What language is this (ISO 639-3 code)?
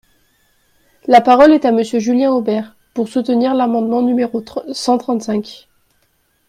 fra